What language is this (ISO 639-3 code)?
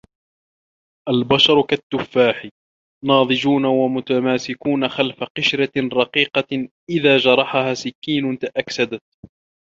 ara